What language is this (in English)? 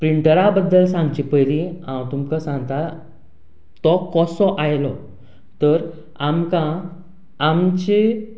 Konkani